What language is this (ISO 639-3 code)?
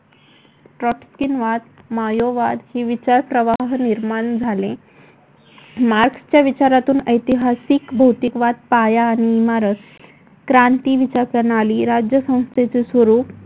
mar